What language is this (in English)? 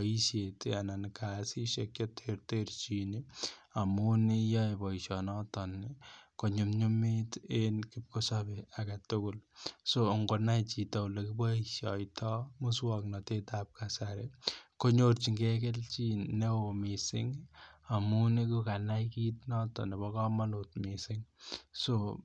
Kalenjin